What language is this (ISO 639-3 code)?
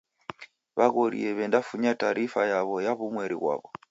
dav